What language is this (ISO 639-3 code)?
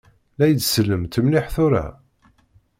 kab